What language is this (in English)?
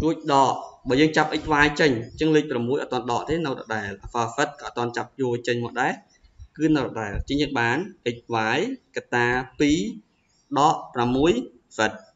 Vietnamese